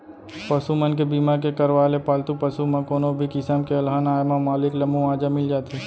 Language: Chhattisgarhi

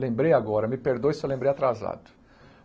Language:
Portuguese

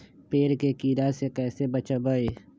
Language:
Magahi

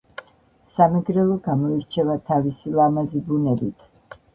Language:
Georgian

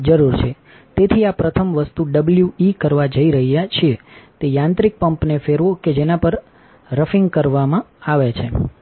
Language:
Gujarati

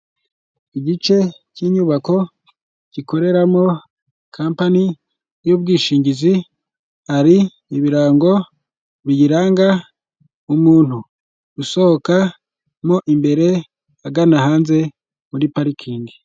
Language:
Kinyarwanda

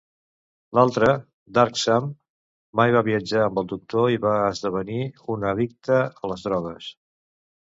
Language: Catalan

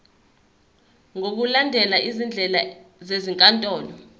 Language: Zulu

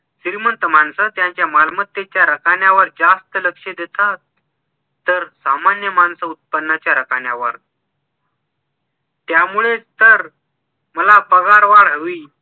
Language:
Marathi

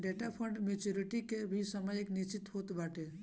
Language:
Bhojpuri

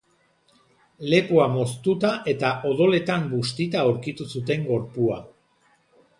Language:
Basque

